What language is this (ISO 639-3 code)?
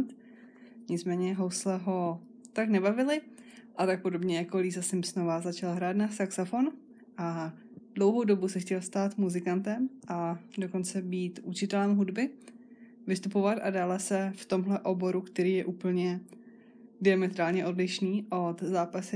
ces